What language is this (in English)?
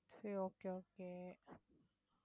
Tamil